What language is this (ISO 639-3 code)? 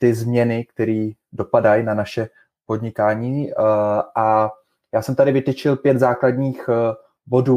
ces